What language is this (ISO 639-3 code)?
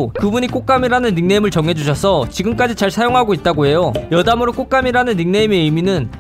kor